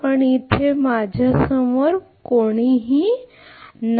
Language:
Marathi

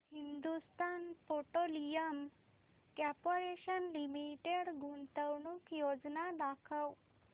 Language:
Marathi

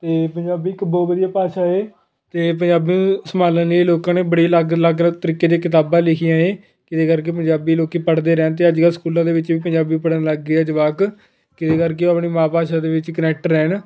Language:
Punjabi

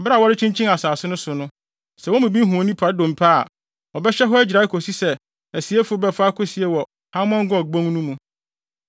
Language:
Akan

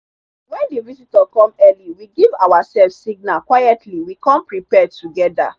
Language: Nigerian Pidgin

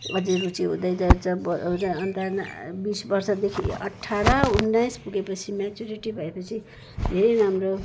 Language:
Nepali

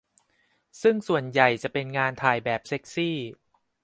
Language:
Thai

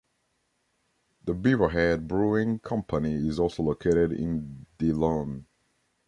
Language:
English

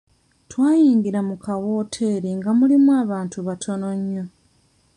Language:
Ganda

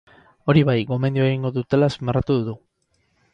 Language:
Basque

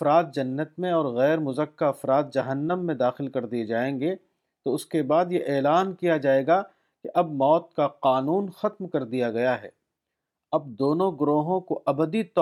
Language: Urdu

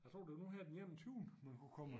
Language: Danish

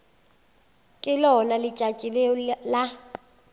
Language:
Northern Sotho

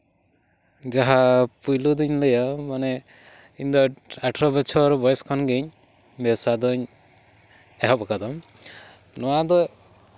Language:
Santali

